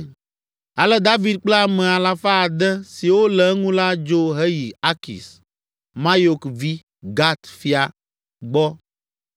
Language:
Ewe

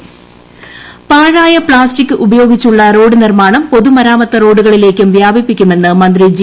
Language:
Malayalam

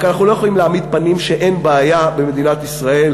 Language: Hebrew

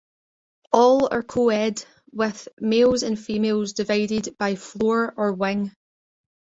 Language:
English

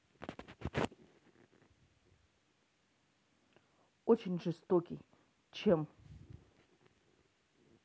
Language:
Russian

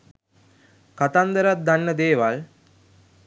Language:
Sinhala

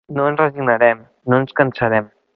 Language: Catalan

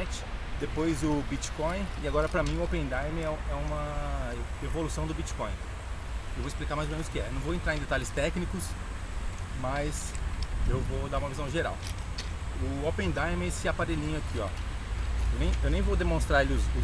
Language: Portuguese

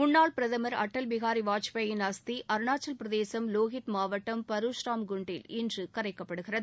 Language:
Tamil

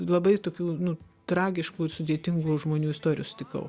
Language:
Lithuanian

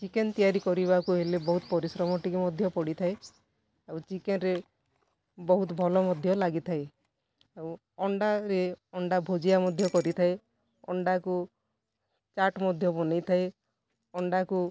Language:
Odia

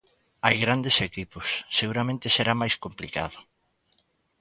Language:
Galician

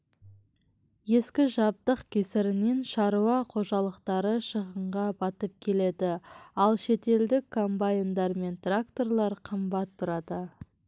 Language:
Kazakh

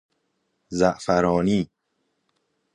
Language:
Persian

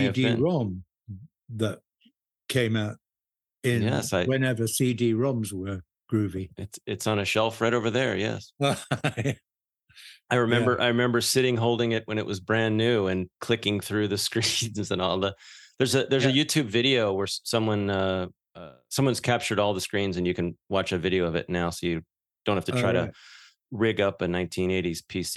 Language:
English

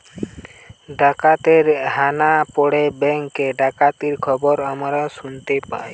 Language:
Bangla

